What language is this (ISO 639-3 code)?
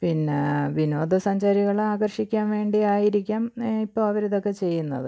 mal